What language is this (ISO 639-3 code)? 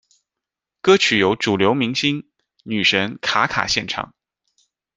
zho